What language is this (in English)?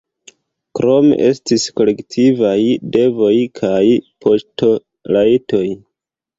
Esperanto